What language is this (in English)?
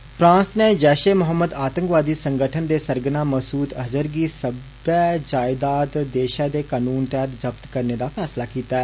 Dogri